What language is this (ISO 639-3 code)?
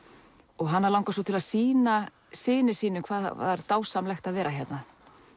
isl